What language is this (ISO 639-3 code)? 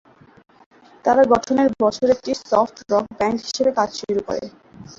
ben